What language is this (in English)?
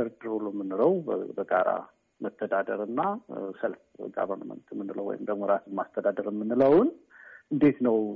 Amharic